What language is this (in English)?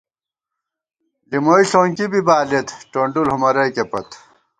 Gawar-Bati